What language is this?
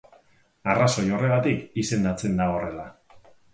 Basque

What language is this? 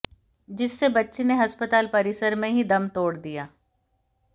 Hindi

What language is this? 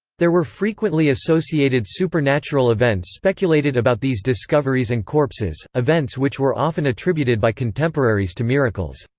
English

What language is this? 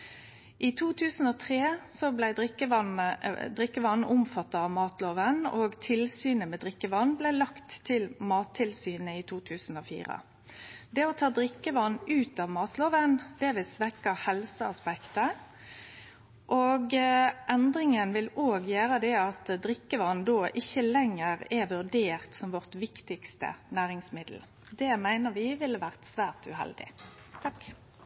Norwegian Nynorsk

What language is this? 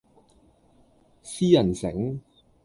Cantonese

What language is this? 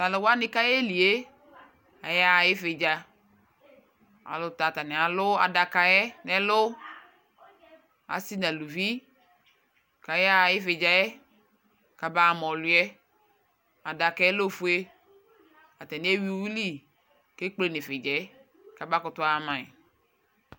Ikposo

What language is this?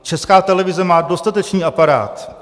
Czech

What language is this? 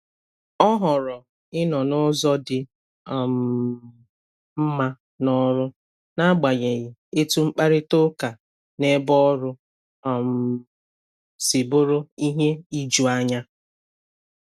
Igbo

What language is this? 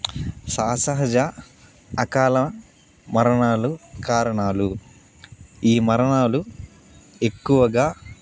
Telugu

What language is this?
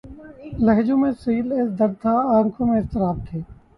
Urdu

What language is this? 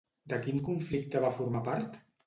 Catalan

